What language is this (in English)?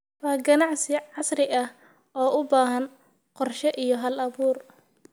Somali